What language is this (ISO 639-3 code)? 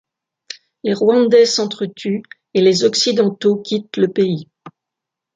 fra